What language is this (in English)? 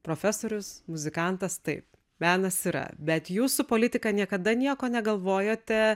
Lithuanian